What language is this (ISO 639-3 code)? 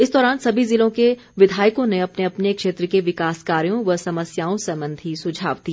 hin